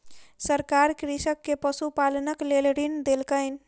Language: Maithili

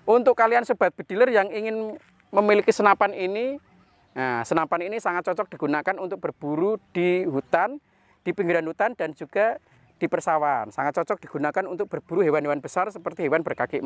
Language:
Indonesian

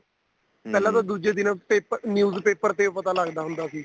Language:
Punjabi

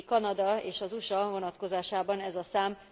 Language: Hungarian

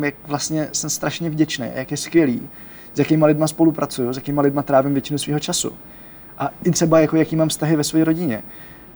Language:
Czech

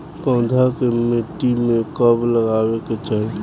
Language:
Bhojpuri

